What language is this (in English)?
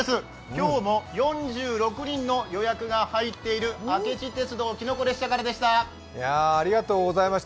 Japanese